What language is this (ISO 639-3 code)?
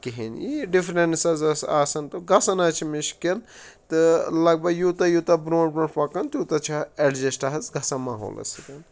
kas